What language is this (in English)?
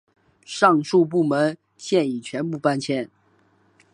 Chinese